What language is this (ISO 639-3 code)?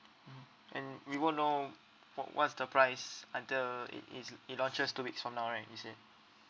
eng